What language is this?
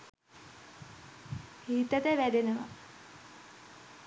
Sinhala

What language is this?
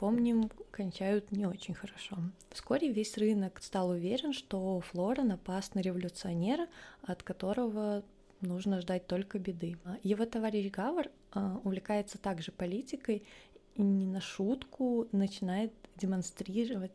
Russian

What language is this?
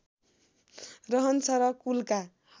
Nepali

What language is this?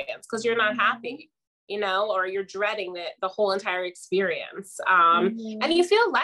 English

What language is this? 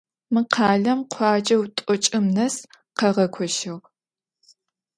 Adyghe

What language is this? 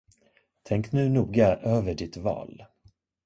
Swedish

